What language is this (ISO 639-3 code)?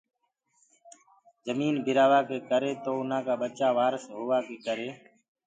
ggg